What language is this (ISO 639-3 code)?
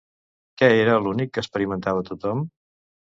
cat